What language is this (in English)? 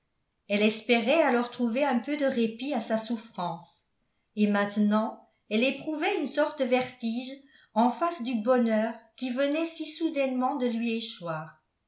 French